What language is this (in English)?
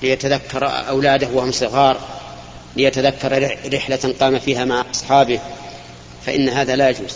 Arabic